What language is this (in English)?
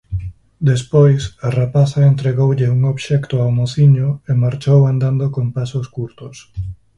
Galician